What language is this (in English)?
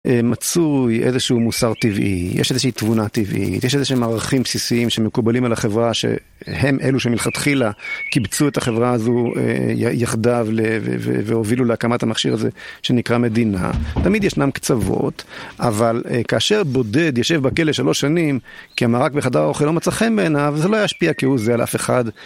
Hebrew